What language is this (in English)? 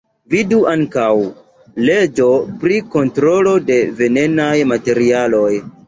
Esperanto